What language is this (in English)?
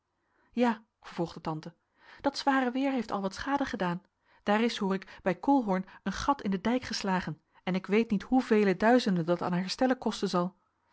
Dutch